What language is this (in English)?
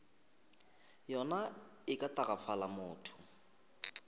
Northern Sotho